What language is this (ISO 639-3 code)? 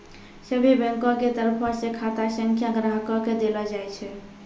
mai